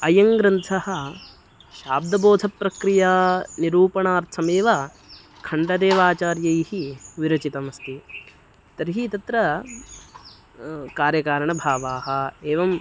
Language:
Sanskrit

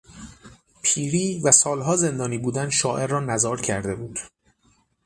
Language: Persian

